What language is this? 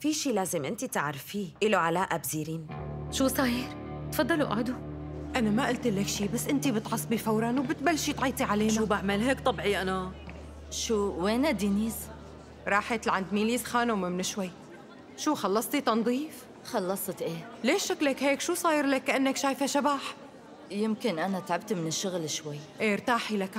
Arabic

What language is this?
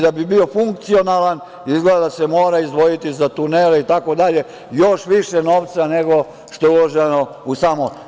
Serbian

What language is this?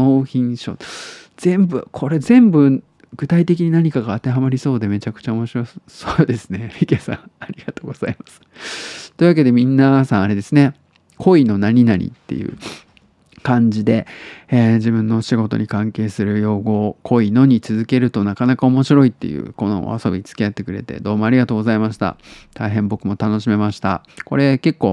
Japanese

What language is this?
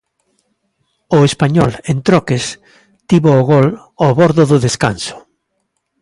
Galician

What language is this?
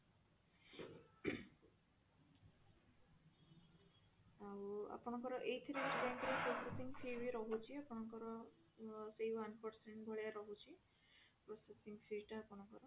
Odia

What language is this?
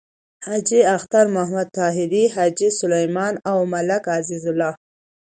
Pashto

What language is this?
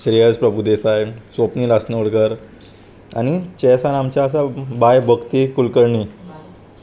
Konkani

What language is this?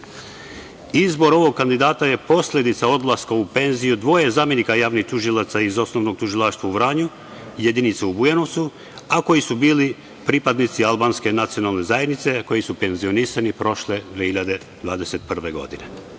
Serbian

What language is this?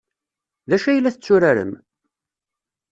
Kabyle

